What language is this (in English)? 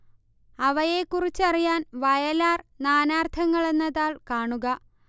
Malayalam